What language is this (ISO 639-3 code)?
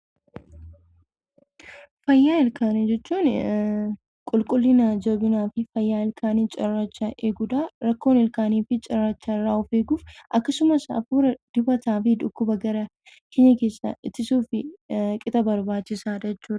orm